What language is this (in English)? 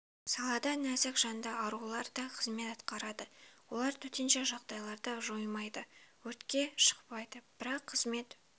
Kazakh